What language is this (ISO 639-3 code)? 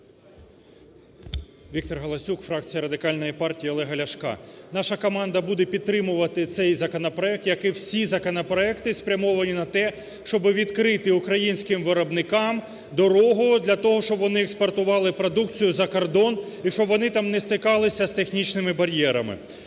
ukr